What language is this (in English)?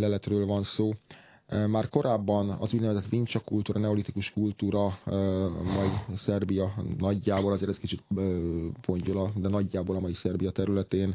Hungarian